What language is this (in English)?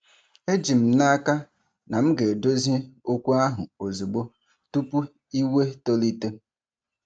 Igbo